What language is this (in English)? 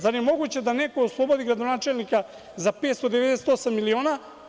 Serbian